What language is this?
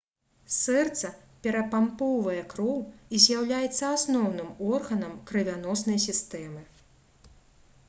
Belarusian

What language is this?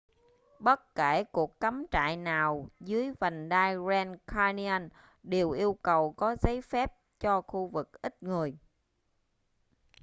Vietnamese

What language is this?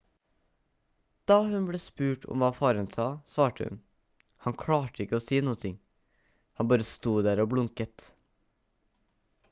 Norwegian Bokmål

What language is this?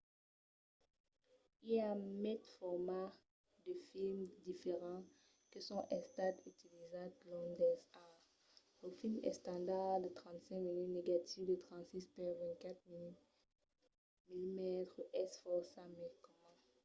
Occitan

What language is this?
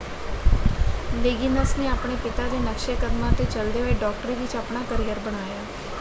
Punjabi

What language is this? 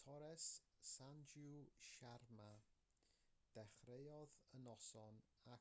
Welsh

